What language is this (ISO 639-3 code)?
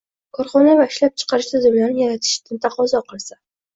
uzb